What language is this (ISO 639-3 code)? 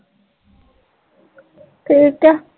pan